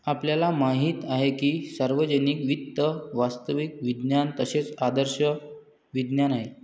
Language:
Marathi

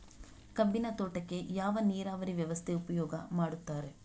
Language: Kannada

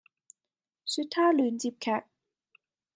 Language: Cantonese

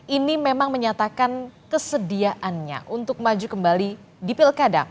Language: Indonesian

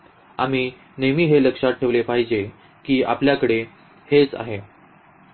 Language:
Marathi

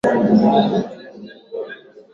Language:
Swahili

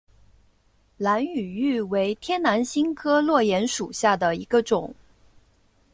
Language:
Chinese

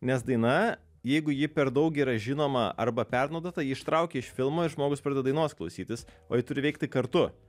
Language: Lithuanian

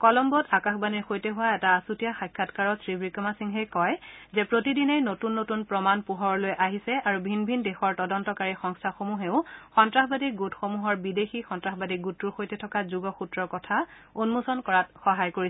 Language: Assamese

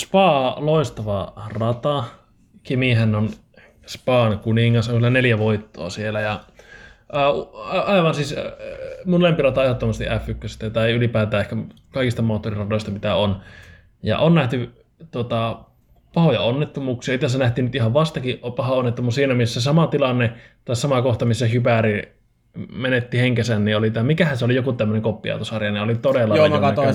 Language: Finnish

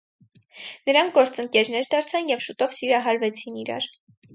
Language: Armenian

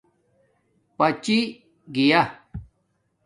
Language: Domaaki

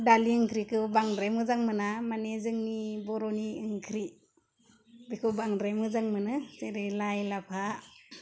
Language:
Bodo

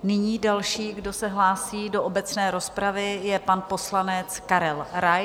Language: Czech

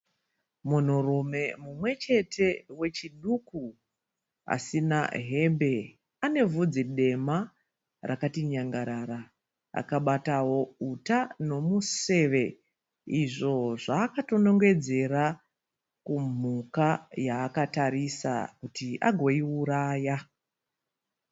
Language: Shona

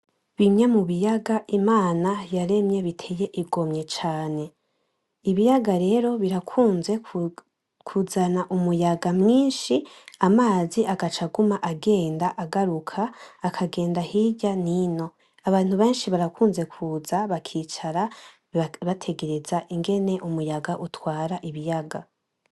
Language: Rundi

